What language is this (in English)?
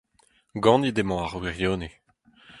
Breton